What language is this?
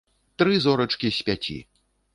Belarusian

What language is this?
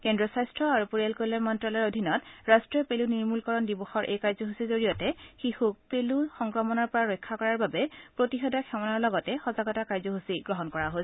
Assamese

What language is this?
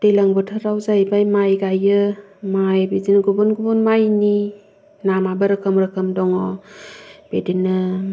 Bodo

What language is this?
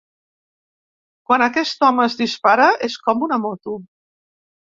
Catalan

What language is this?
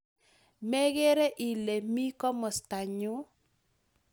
Kalenjin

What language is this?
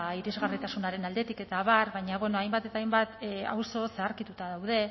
Basque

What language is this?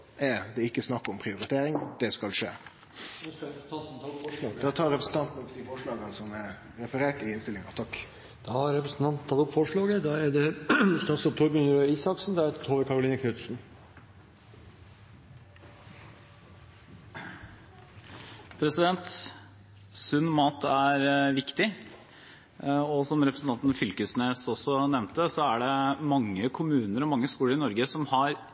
Norwegian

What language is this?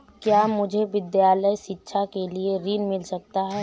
Hindi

